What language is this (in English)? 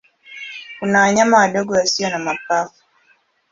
Swahili